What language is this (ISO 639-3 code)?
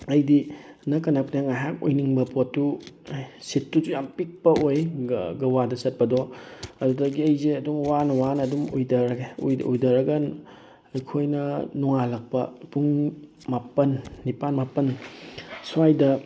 mni